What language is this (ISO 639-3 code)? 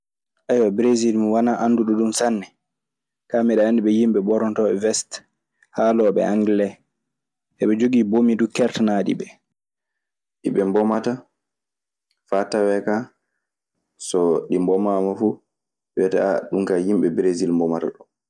ffm